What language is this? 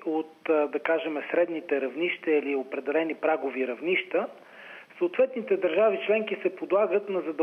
Bulgarian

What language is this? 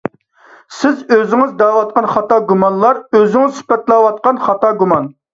Uyghur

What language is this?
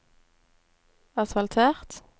Norwegian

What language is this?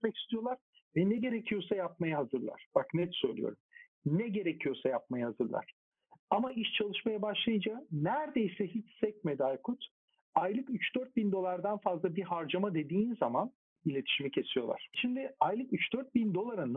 Turkish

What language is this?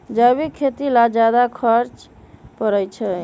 Magahi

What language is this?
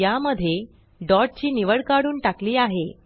Marathi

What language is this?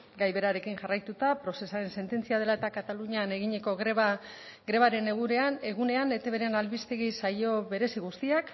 Basque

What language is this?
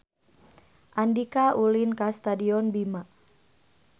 Sundanese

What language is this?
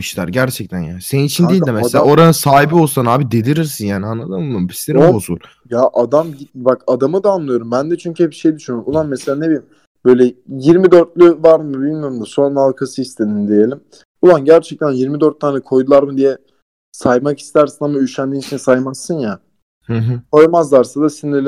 Turkish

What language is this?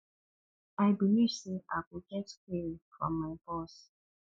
Nigerian Pidgin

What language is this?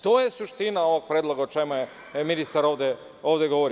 Serbian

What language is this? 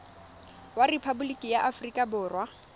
Tswana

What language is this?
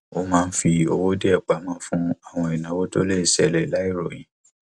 Yoruba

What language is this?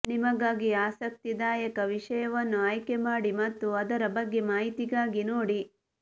Kannada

